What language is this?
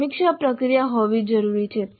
Gujarati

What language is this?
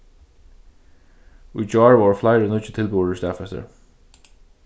Faroese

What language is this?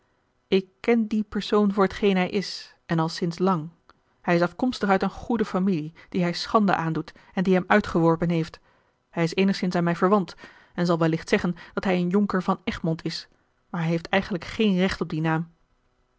Dutch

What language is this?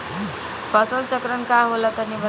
Bhojpuri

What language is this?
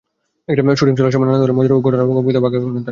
Bangla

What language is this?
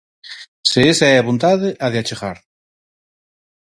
Galician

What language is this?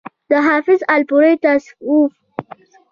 Pashto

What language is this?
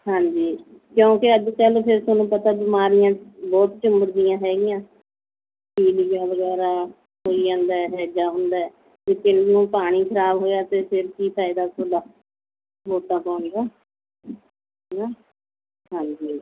Punjabi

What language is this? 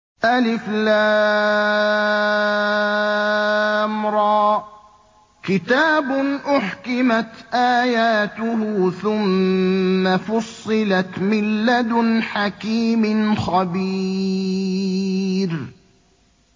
Arabic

